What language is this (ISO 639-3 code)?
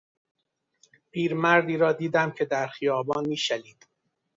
fas